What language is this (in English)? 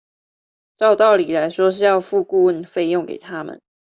Chinese